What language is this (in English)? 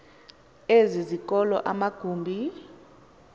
Xhosa